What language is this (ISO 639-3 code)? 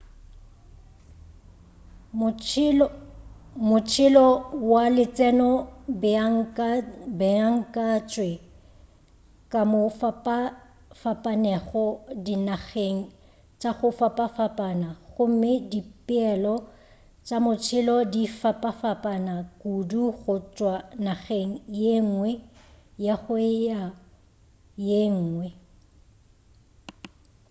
nso